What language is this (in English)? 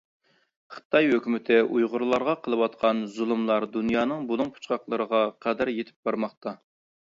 Uyghur